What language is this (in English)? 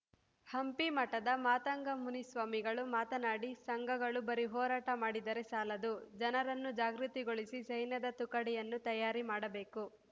Kannada